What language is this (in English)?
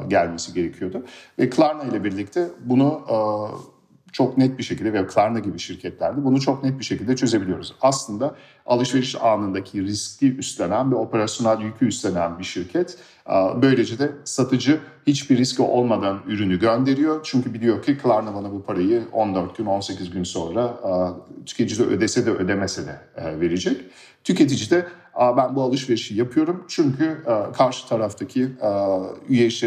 Turkish